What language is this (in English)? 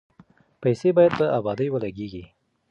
Pashto